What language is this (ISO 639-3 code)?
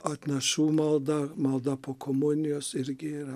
lit